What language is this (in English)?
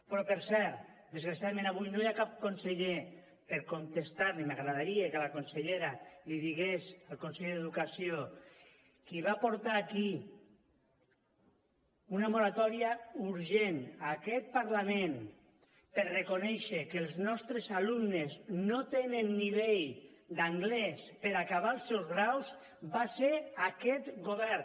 Catalan